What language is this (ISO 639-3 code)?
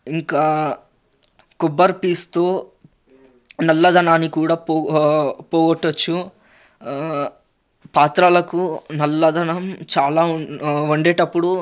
tel